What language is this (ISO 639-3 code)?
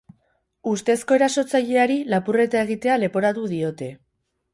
eus